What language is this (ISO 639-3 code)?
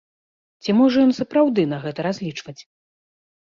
bel